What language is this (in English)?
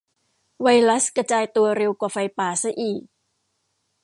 Thai